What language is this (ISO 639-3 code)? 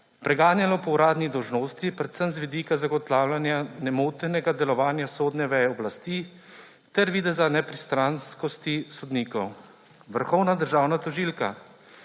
slv